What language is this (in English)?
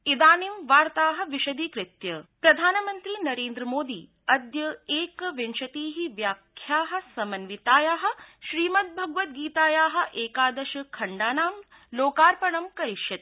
Sanskrit